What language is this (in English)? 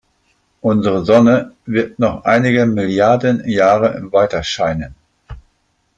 German